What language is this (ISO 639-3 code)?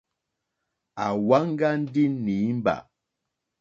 bri